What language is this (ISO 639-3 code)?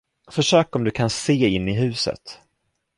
swe